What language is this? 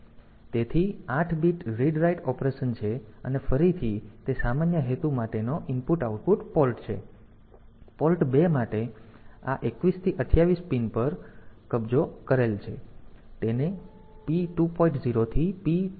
Gujarati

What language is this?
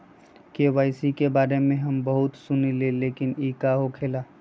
Magahi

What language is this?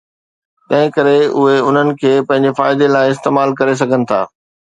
Sindhi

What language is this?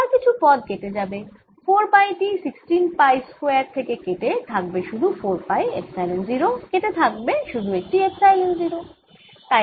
Bangla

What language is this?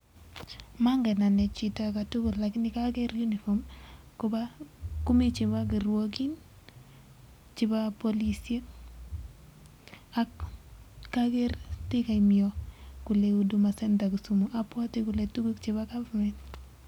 Kalenjin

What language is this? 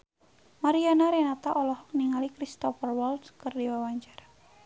Sundanese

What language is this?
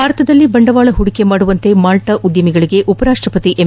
Kannada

